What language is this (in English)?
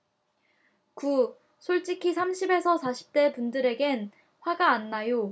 Korean